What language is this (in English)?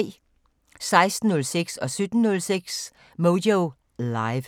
Danish